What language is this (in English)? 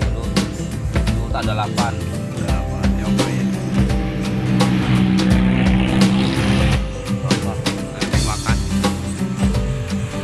Indonesian